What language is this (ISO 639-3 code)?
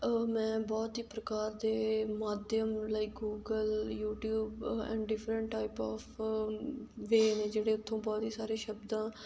pan